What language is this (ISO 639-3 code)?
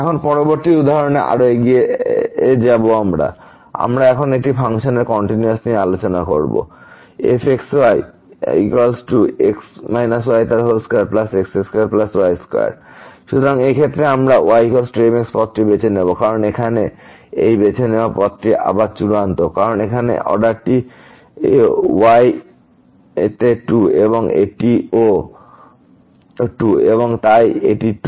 ben